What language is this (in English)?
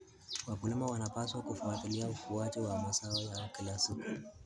Kalenjin